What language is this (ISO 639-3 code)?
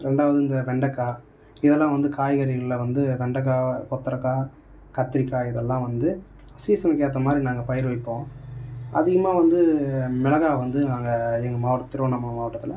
tam